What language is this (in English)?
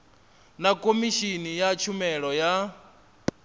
Venda